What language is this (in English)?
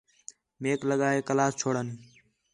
Khetrani